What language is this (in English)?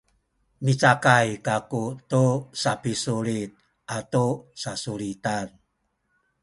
Sakizaya